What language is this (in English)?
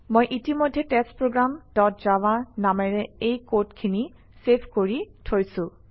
Assamese